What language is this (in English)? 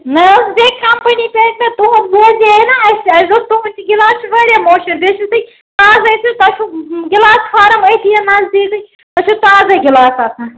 Kashmiri